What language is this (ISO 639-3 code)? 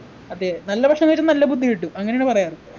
mal